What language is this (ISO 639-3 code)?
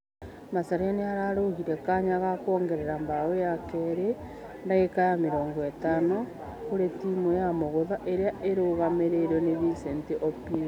kik